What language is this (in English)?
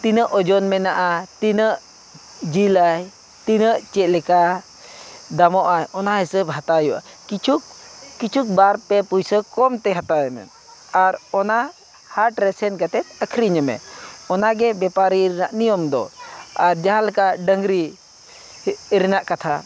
Santali